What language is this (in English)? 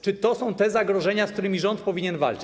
Polish